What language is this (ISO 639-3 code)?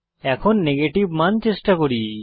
ben